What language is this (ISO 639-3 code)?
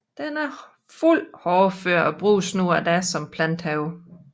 dan